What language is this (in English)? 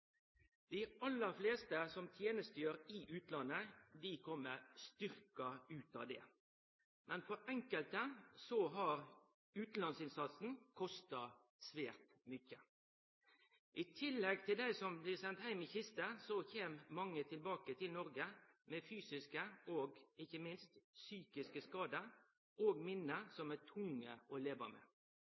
Norwegian Nynorsk